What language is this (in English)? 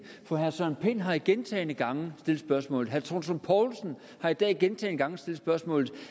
Danish